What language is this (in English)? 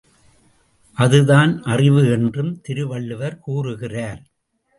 Tamil